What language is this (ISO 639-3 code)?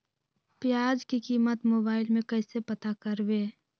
mag